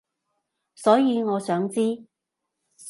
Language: Cantonese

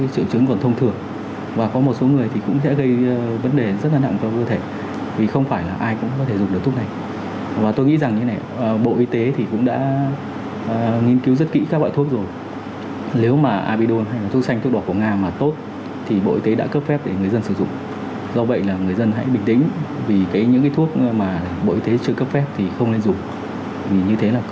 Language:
Vietnamese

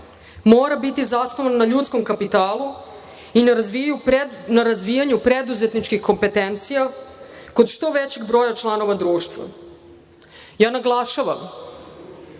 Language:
Serbian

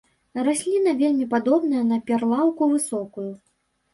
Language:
Belarusian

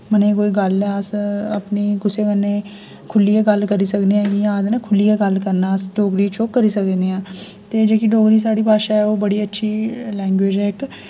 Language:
Dogri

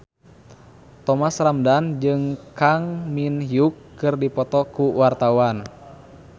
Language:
Sundanese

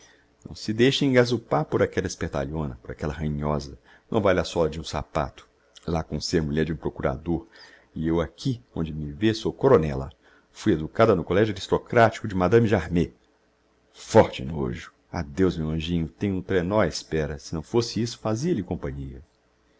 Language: Portuguese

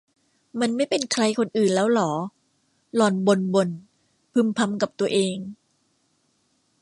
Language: Thai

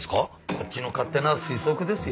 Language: Japanese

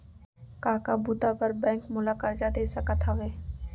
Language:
Chhattisgarhi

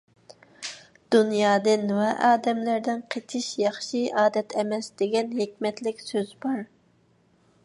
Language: Uyghur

